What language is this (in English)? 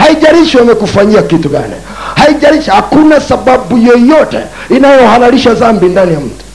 Swahili